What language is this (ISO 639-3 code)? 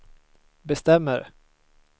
swe